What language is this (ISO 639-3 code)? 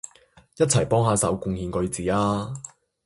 yue